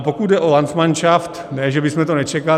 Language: Czech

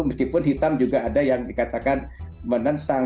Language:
Indonesian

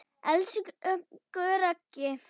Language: Icelandic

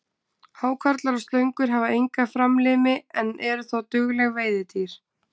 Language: Icelandic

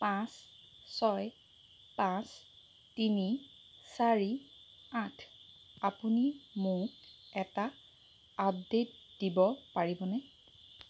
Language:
Assamese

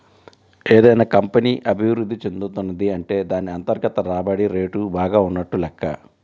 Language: Telugu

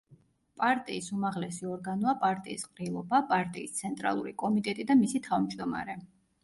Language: Georgian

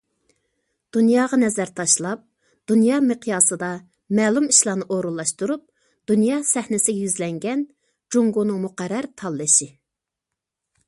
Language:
Uyghur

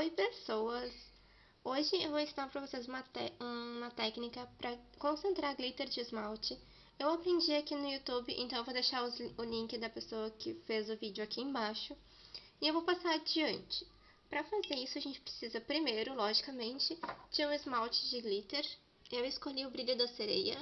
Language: Portuguese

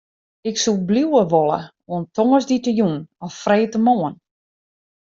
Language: Western Frisian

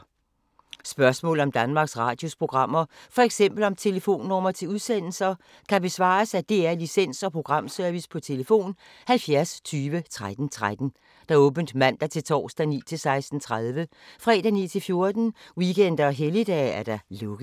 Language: Danish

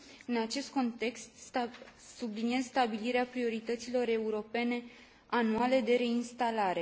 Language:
Romanian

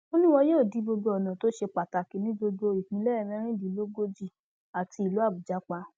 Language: Yoruba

